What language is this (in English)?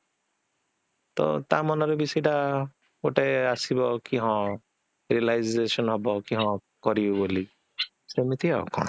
Odia